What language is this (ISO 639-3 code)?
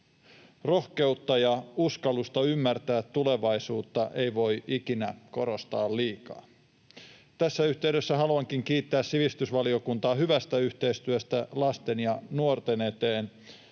fin